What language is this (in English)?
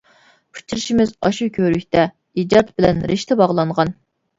Uyghur